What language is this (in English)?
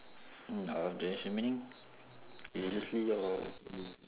English